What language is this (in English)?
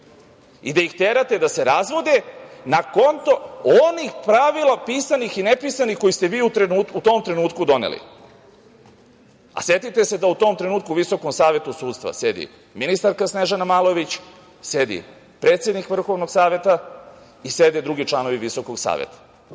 Serbian